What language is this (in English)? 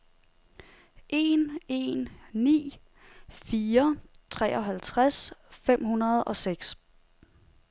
Danish